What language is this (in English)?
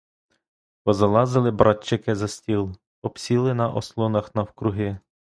Ukrainian